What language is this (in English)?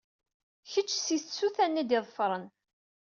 Kabyle